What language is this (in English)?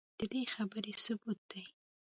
Pashto